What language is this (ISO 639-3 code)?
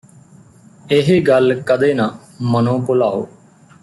pan